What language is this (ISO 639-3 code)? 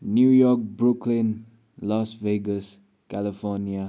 nep